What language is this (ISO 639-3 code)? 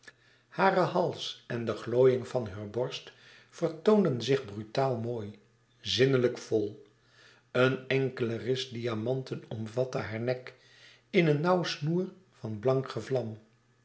nld